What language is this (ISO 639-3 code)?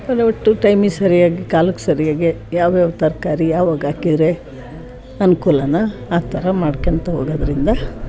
kan